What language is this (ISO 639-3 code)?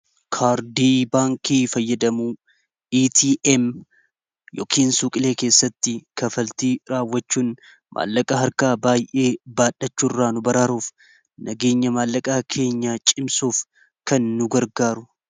orm